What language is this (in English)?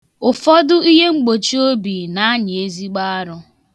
Igbo